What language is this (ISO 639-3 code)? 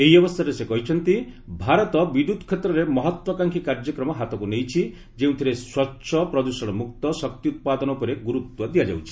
ori